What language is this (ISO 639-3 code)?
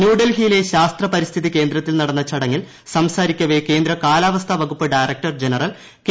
mal